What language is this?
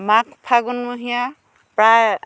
Assamese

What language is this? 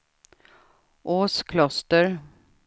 Swedish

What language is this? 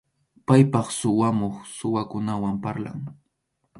Arequipa-La Unión Quechua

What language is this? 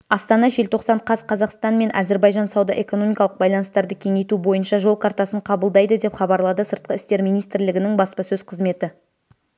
Kazakh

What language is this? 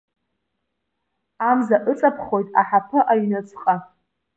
Abkhazian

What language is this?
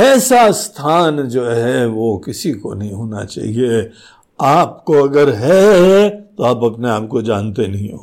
Hindi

